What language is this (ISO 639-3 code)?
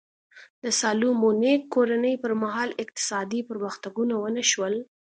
pus